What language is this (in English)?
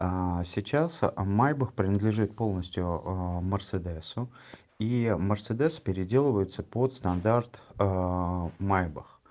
Russian